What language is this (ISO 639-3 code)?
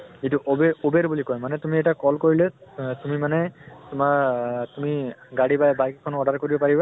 asm